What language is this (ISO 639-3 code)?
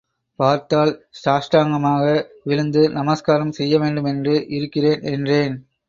tam